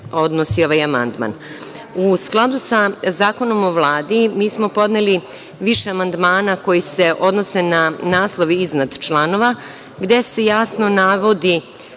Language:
Serbian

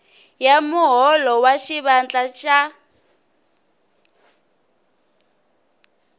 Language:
Tsonga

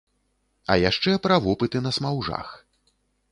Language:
Belarusian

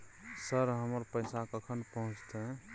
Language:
Maithili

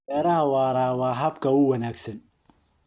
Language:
Somali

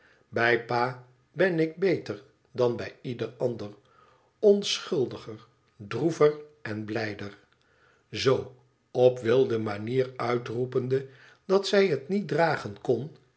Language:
Dutch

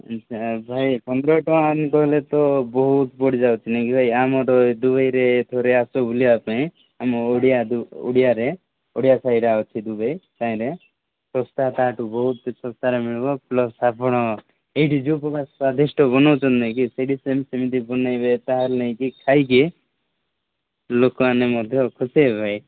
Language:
Odia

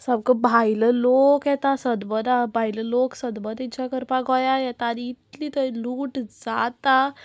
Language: Konkani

